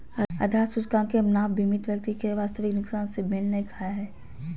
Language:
Magahi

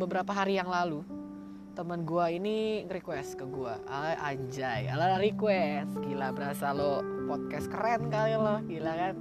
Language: Indonesian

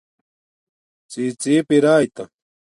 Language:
Domaaki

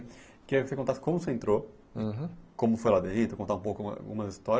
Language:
Portuguese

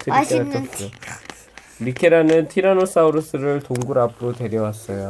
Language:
Korean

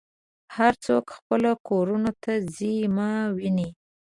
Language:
Pashto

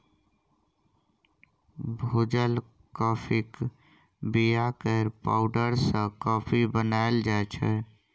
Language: Maithili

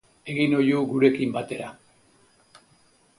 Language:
Basque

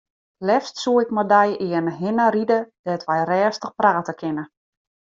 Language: Western Frisian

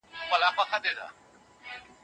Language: Pashto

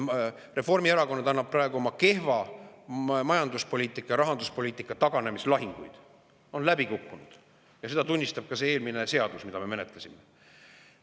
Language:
Estonian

